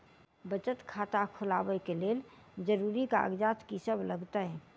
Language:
Maithili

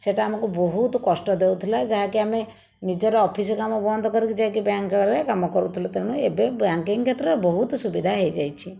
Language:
Odia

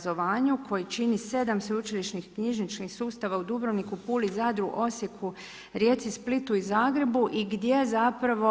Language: Croatian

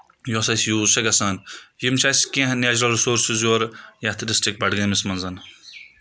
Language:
Kashmiri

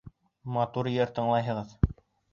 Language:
Bashkir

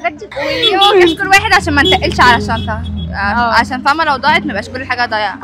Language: Arabic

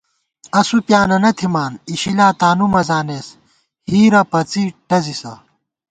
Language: Gawar-Bati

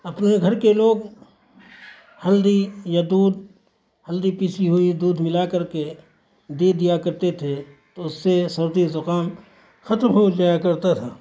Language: Urdu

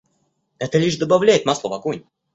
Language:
Russian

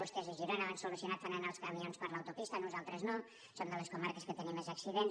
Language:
Catalan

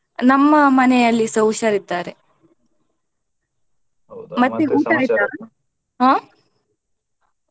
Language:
Kannada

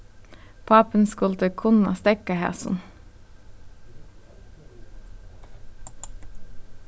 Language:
Faroese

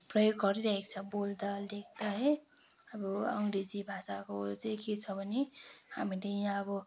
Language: Nepali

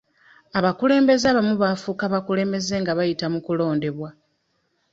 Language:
Ganda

